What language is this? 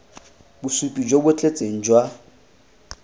Tswana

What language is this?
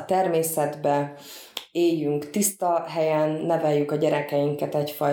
Hungarian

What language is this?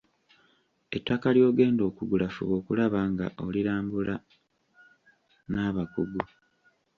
Ganda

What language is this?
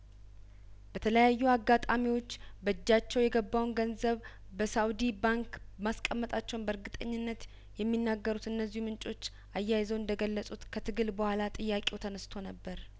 Amharic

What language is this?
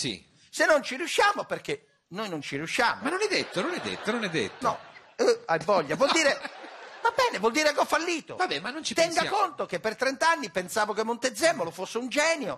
Italian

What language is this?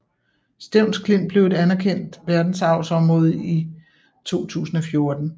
Danish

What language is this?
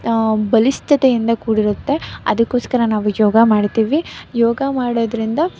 Kannada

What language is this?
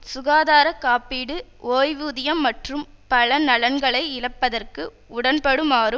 Tamil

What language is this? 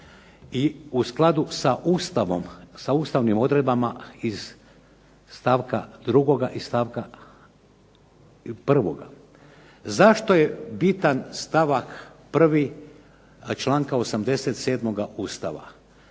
Croatian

